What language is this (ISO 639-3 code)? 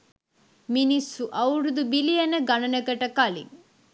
sin